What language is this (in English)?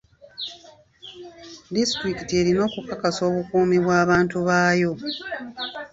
Ganda